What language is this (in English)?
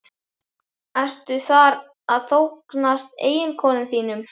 Icelandic